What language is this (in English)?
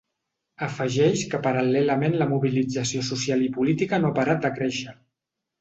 Catalan